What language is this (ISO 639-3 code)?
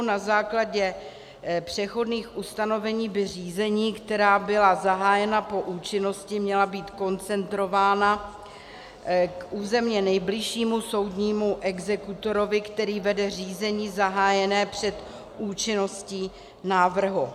ces